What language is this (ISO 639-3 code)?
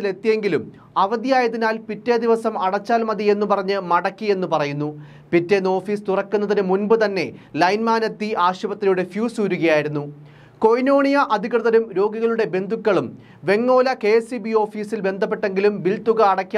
mal